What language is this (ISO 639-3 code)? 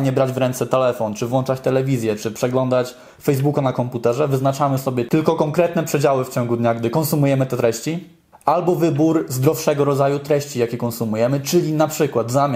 pol